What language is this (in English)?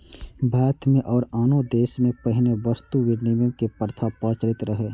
Maithili